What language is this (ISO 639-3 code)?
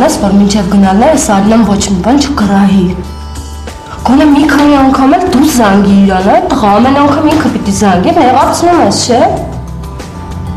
ron